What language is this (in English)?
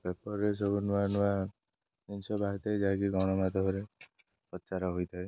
Odia